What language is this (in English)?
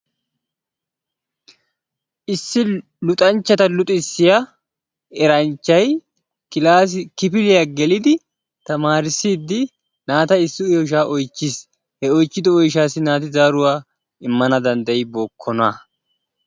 Wolaytta